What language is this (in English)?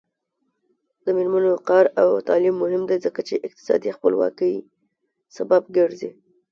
Pashto